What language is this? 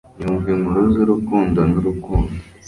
Kinyarwanda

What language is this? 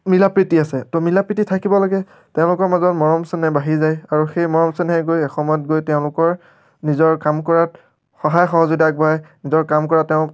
Assamese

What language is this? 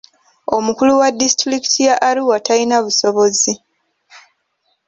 Ganda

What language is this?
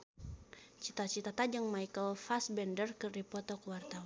Sundanese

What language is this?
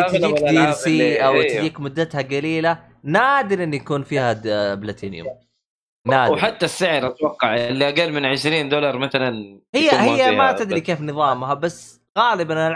Arabic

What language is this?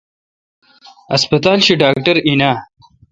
Kalkoti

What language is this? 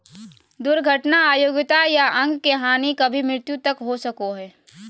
Magahi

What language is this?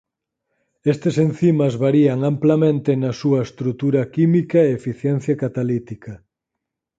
Galician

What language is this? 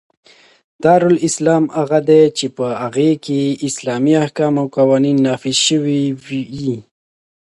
Pashto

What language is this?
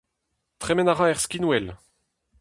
Breton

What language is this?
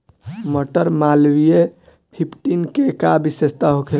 Bhojpuri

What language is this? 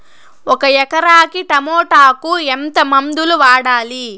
Telugu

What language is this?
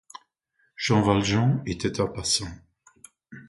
French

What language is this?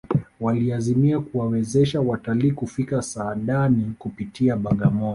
Swahili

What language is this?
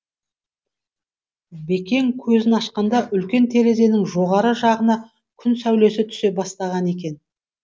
Kazakh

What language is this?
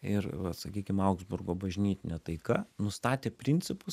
Lithuanian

